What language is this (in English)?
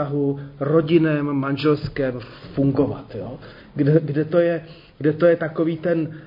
Czech